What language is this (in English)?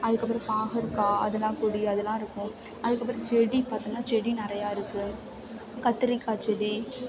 Tamil